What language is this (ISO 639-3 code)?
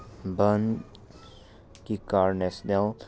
mni